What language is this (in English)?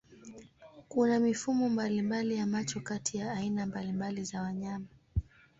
Swahili